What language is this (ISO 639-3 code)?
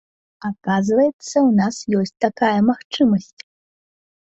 bel